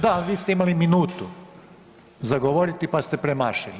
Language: Croatian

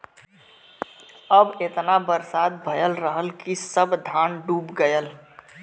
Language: Bhojpuri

